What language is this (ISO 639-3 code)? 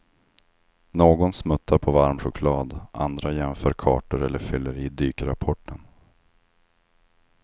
swe